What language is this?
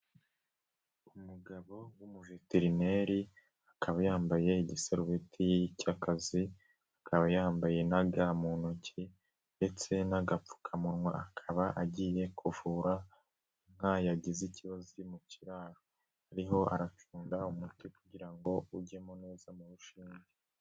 Kinyarwanda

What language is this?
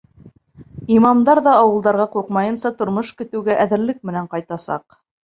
Bashkir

